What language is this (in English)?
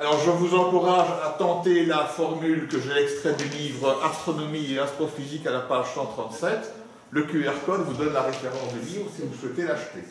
French